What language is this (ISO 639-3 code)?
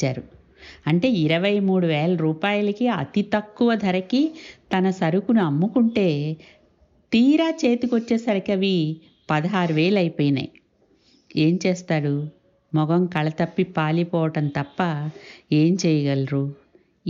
tel